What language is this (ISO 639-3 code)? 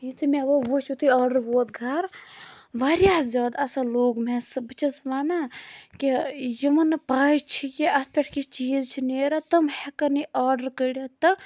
kas